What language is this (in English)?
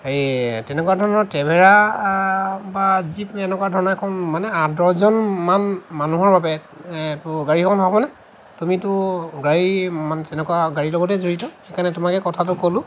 Assamese